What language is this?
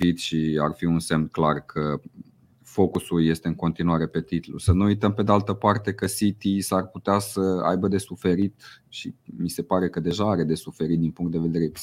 Romanian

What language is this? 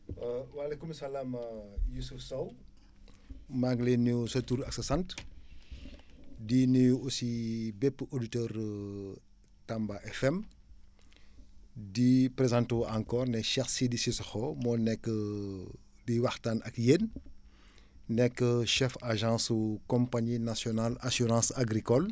Wolof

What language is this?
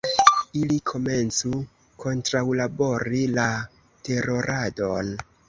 Esperanto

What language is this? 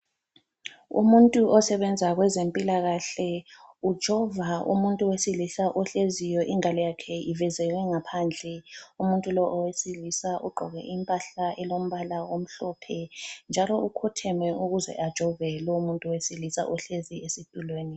North Ndebele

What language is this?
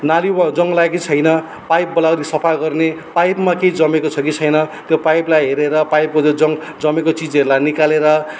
Nepali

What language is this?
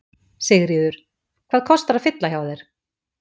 Icelandic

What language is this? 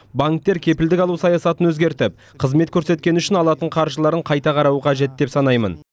Kazakh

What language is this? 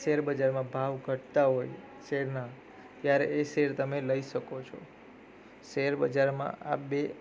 Gujarati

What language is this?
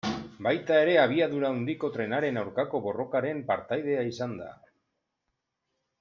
Basque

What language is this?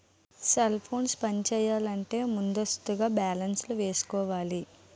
Telugu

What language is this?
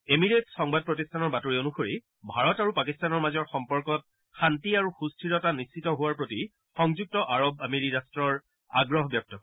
Assamese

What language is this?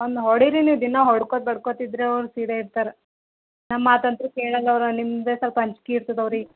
Kannada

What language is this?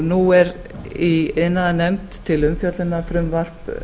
Icelandic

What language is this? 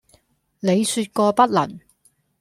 Cantonese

